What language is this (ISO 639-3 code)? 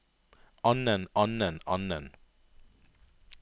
nor